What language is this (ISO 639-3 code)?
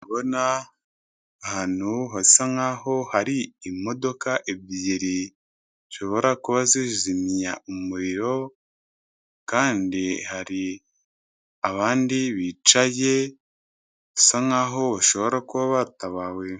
kin